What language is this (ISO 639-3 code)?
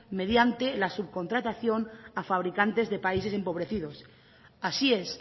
spa